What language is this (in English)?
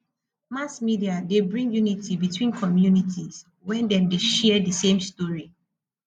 Nigerian Pidgin